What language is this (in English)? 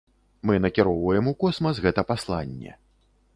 Belarusian